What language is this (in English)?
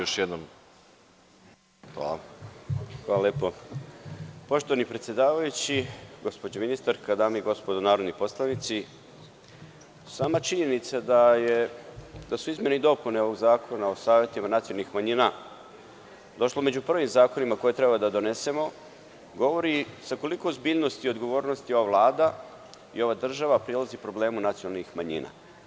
Serbian